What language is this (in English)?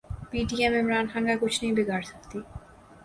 Urdu